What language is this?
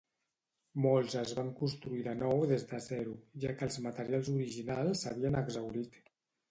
Catalan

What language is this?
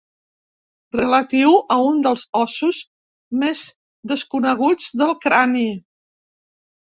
Catalan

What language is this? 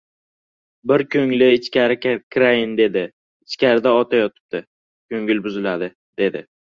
Uzbek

